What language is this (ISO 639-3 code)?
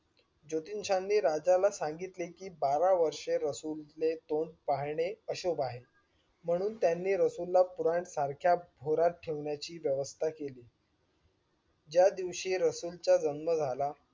mar